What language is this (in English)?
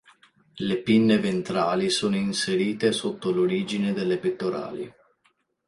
Italian